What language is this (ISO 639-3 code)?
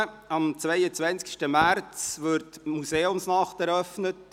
gsw